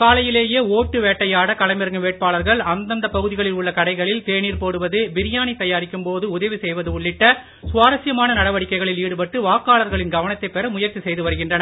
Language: Tamil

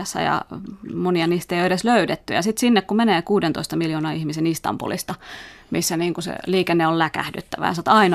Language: Finnish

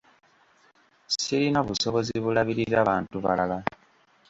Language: Ganda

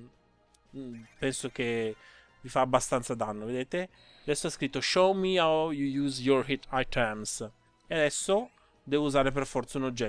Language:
Italian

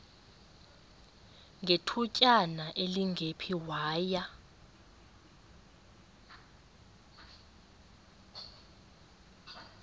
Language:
Xhosa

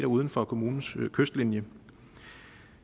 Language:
Danish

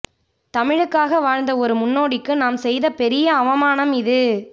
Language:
Tamil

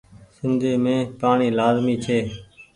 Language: Goaria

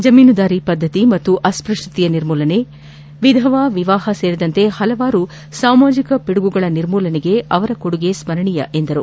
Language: Kannada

